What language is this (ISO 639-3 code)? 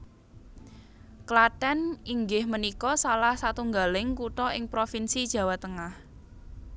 jav